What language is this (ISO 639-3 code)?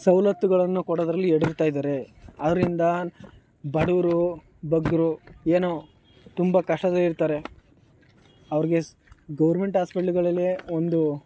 kan